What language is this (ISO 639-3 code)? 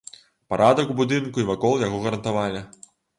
bel